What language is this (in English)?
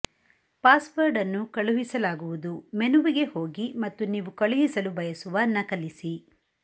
Kannada